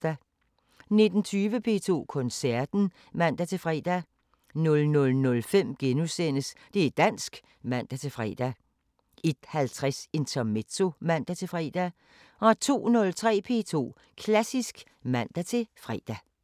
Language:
Danish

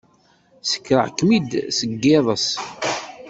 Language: Kabyle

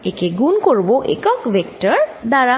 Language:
Bangla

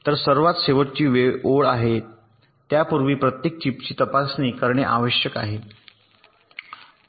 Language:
Marathi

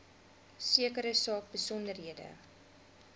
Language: Afrikaans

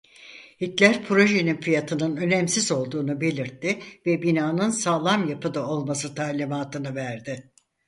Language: Turkish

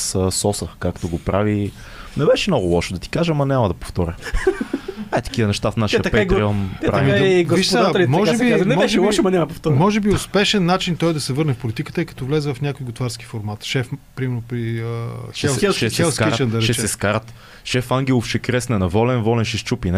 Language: Bulgarian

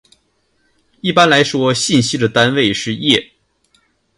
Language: Chinese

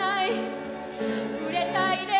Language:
Japanese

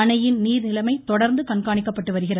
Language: Tamil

